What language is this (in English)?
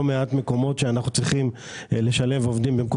Hebrew